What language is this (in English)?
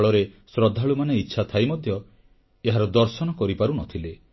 Odia